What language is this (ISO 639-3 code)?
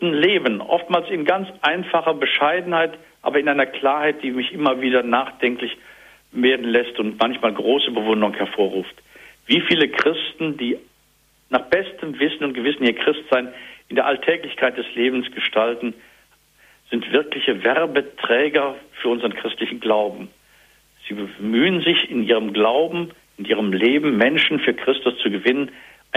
deu